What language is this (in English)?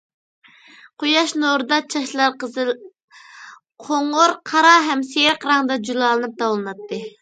Uyghur